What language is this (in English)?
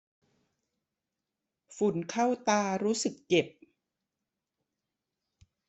Thai